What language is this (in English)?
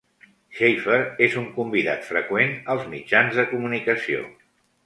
Catalan